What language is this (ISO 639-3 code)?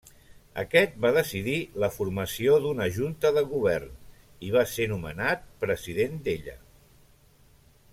cat